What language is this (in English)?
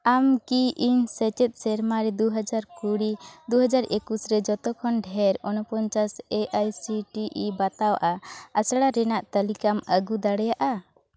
Santali